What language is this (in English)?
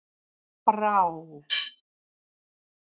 Icelandic